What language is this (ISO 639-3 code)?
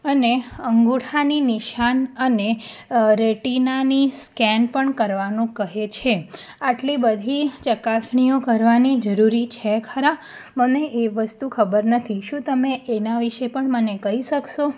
guj